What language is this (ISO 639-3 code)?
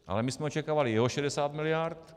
ces